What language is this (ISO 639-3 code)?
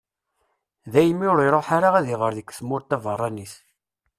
kab